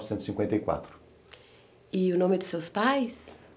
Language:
Portuguese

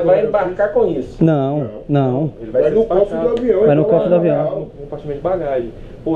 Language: Portuguese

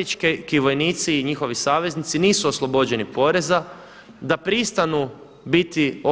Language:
Croatian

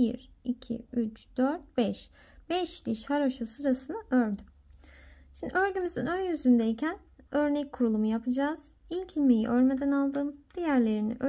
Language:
Turkish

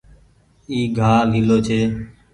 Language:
Goaria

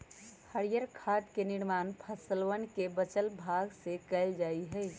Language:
Magahi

